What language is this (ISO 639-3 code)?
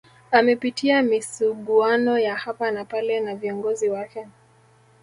swa